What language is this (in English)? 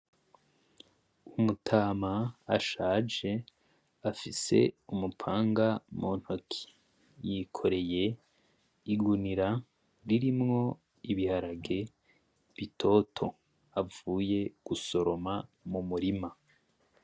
Rundi